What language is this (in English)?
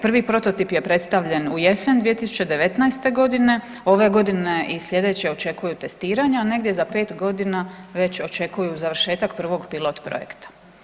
Croatian